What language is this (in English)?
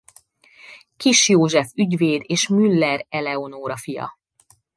Hungarian